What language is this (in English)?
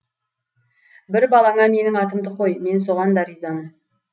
Kazakh